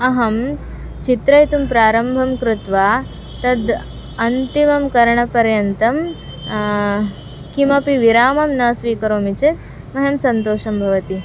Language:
Sanskrit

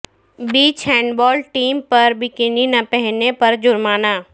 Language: Urdu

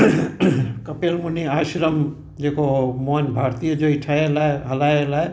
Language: Sindhi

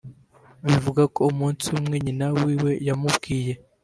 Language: Kinyarwanda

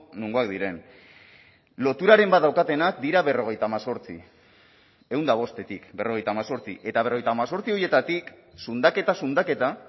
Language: Basque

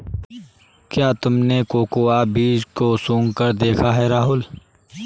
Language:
Hindi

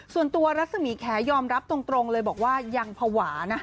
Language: Thai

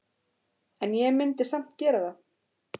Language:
Icelandic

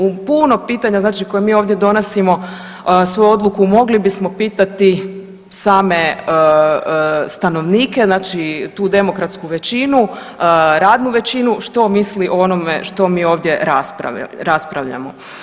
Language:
Croatian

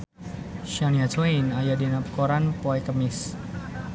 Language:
Sundanese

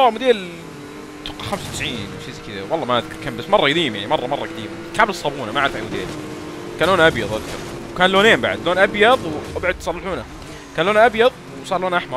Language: Arabic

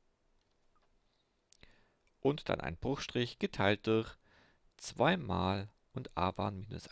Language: German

